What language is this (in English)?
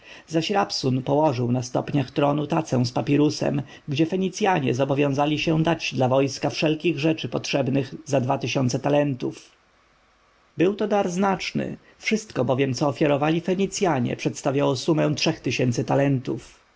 Polish